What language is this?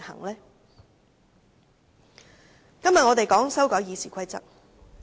Cantonese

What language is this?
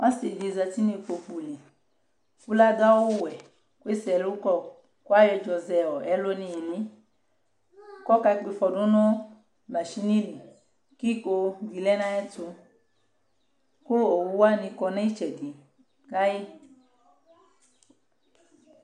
Ikposo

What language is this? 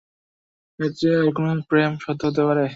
Bangla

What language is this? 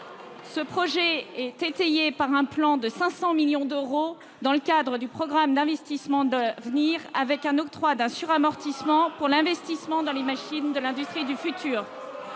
French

